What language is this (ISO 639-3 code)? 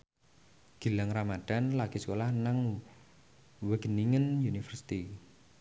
jav